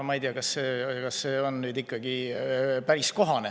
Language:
Estonian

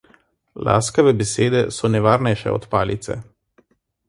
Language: Slovenian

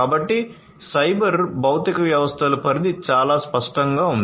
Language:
Telugu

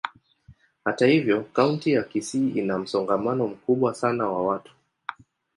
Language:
Swahili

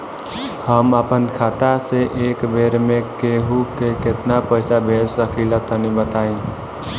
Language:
Bhojpuri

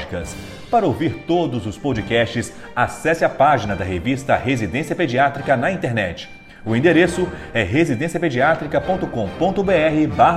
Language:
Portuguese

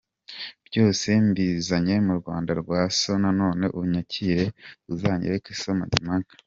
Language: Kinyarwanda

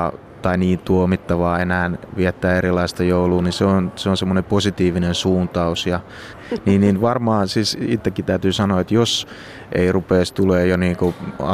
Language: Finnish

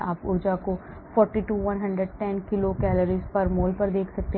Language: Hindi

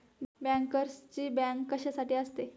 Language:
Marathi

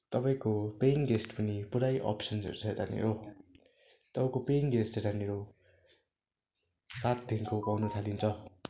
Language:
Nepali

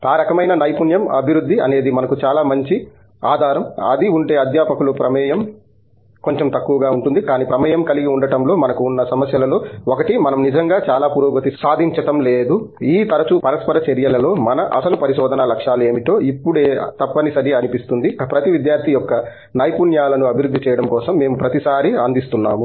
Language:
Telugu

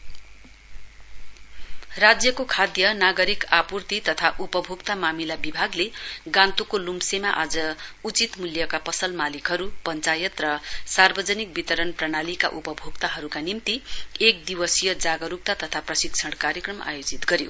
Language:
Nepali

